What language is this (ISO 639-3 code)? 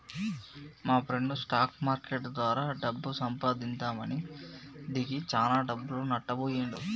tel